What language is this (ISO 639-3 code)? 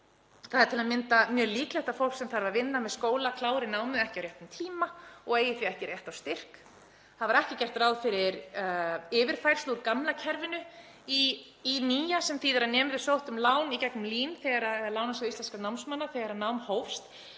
isl